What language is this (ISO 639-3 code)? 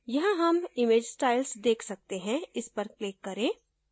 hin